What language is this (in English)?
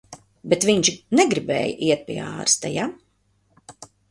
Latvian